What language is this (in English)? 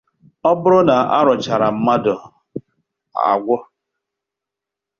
Igbo